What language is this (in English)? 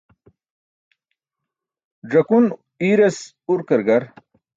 Burushaski